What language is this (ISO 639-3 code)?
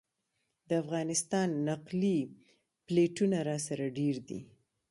pus